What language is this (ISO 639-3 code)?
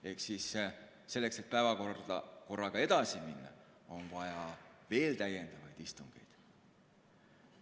est